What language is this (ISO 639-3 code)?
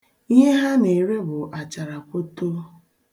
ibo